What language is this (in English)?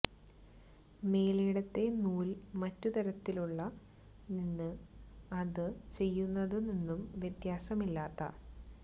Malayalam